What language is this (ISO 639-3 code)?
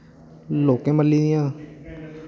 doi